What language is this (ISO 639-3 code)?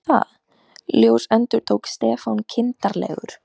isl